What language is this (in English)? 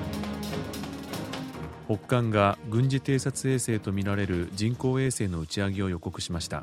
Japanese